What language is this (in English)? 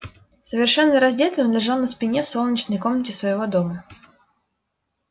Russian